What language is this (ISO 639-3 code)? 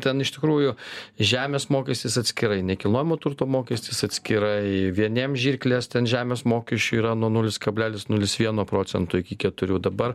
lit